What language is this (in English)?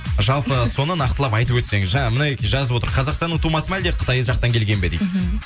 Kazakh